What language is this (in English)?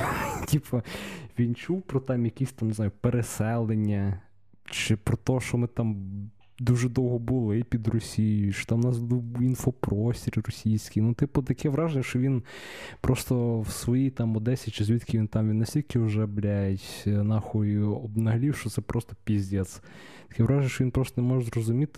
Ukrainian